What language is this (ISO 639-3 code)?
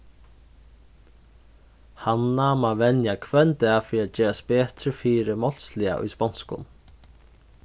fao